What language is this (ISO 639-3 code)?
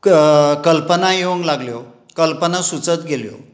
kok